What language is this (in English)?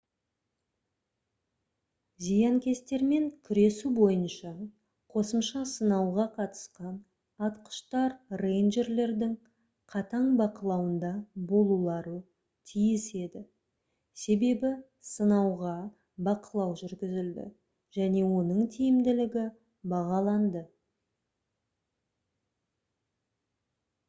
Kazakh